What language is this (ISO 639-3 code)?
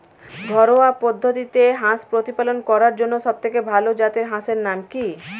ben